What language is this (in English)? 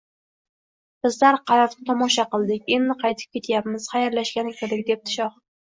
Uzbek